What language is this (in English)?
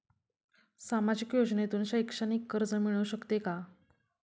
Marathi